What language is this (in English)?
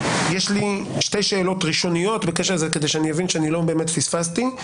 Hebrew